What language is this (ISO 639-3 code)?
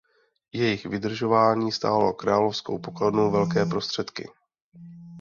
ces